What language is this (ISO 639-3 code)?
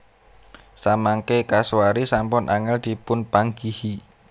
jav